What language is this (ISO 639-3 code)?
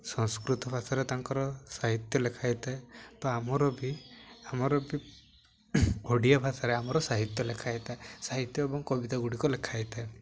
ori